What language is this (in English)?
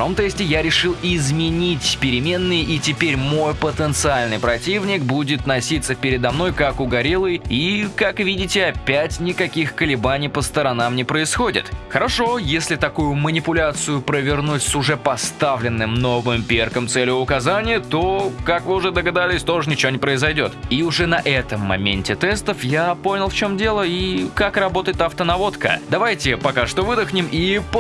Russian